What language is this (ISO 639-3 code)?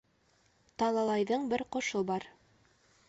bak